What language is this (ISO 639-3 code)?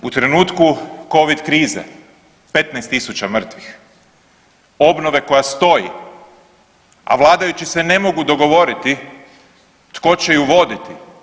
hrv